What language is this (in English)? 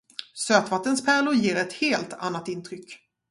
Swedish